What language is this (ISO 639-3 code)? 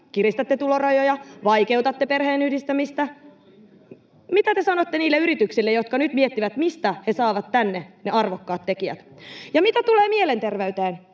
fin